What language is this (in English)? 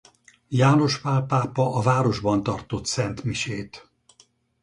Hungarian